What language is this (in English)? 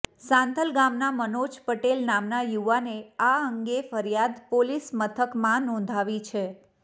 Gujarati